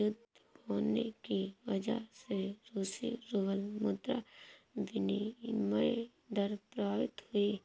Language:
Hindi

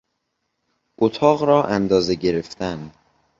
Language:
Persian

